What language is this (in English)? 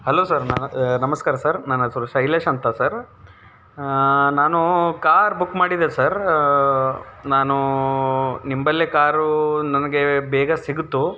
Kannada